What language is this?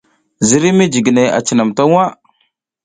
South Giziga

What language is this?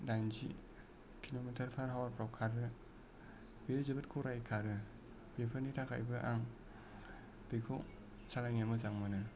Bodo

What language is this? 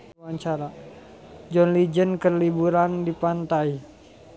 Sundanese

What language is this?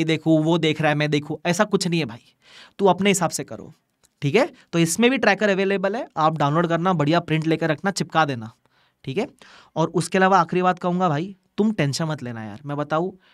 Hindi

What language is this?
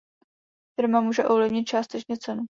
Czech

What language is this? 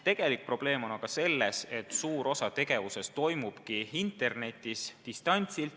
Estonian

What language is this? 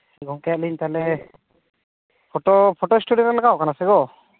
Santali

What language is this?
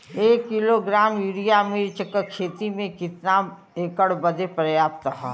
Bhojpuri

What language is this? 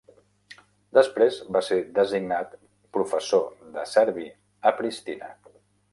Catalan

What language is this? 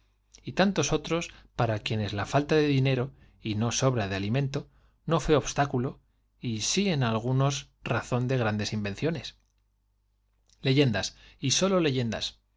Spanish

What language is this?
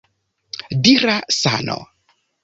Esperanto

